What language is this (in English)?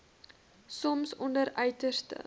Afrikaans